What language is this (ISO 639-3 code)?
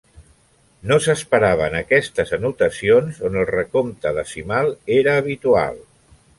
cat